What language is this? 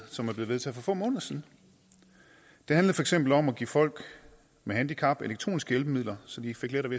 Danish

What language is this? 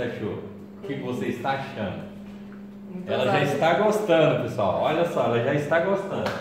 Portuguese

